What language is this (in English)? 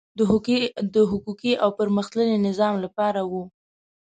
Pashto